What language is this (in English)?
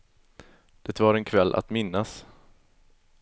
Swedish